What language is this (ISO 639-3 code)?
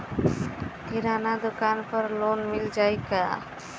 bho